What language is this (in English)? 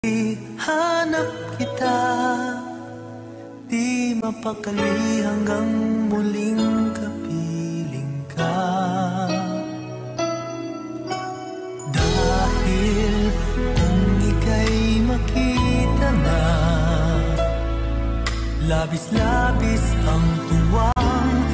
Arabic